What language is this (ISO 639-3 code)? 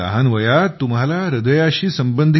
mar